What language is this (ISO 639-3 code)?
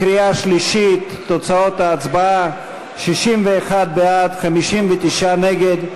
heb